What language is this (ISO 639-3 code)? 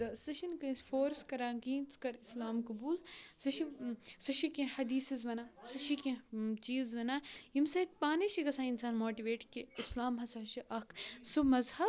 kas